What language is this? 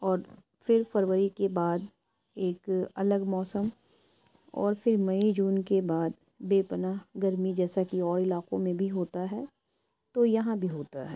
Urdu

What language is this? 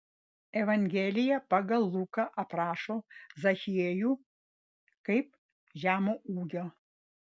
Lithuanian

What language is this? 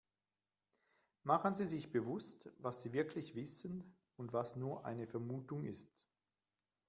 German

